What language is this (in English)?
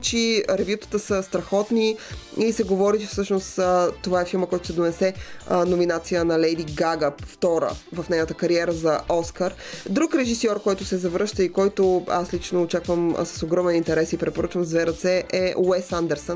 Bulgarian